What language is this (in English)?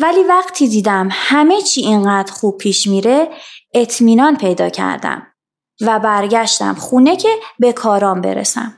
Persian